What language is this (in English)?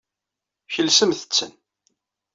Kabyle